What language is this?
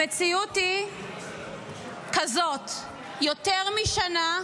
Hebrew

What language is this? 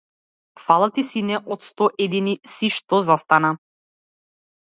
Macedonian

